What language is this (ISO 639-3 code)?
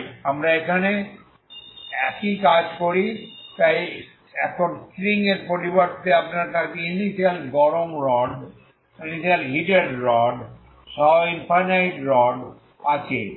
ben